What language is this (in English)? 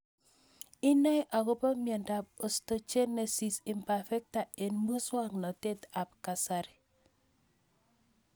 Kalenjin